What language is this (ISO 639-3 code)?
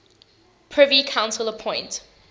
eng